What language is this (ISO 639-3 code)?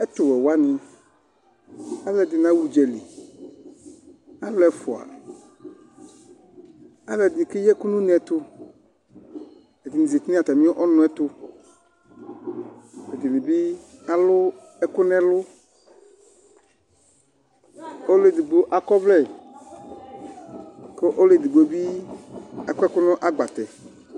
kpo